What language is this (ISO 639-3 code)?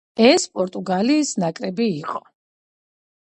kat